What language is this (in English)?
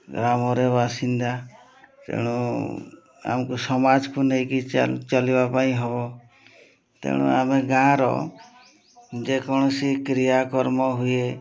Odia